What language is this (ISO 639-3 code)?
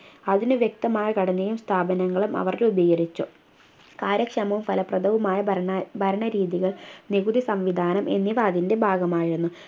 mal